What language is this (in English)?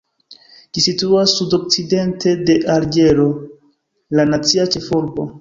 Esperanto